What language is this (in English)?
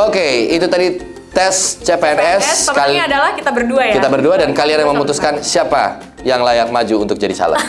Indonesian